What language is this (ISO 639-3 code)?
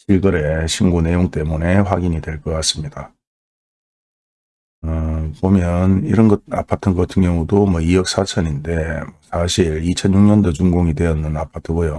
kor